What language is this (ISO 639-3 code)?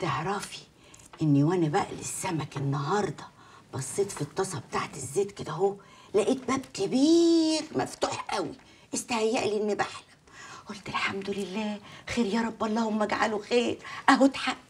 ara